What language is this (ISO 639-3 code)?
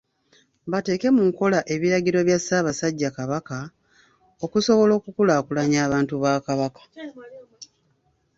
lug